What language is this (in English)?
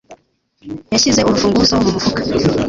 Kinyarwanda